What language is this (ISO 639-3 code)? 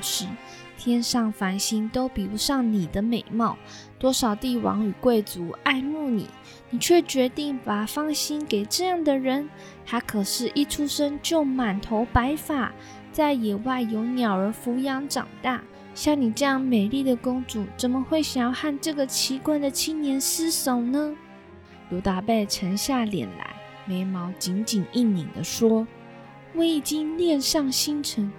zho